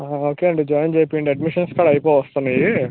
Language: Telugu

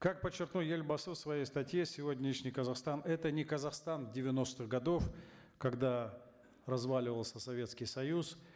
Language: Kazakh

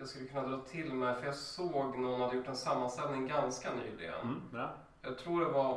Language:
Swedish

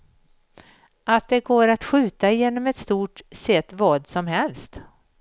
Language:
Swedish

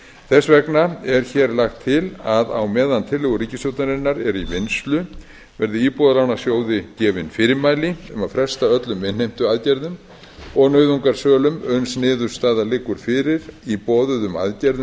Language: Icelandic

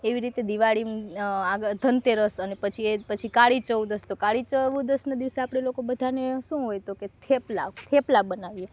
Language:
Gujarati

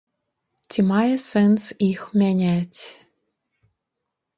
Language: Belarusian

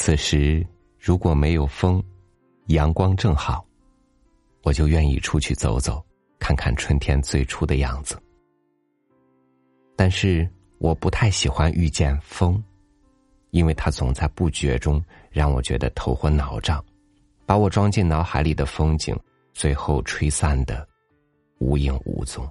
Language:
Chinese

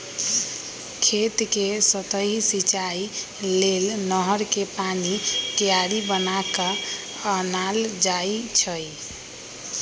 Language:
Magahi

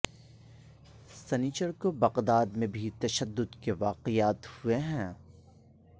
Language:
Urdu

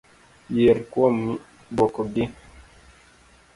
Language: Luo (Kenya and Tanzania)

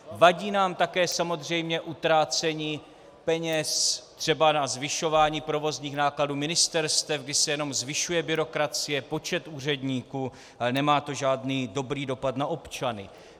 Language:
Czech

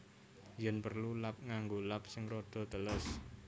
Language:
Javanese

